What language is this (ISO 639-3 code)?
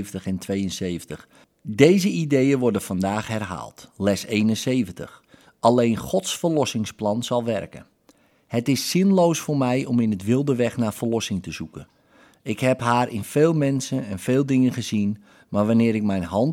nld